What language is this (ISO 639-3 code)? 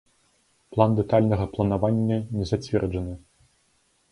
bel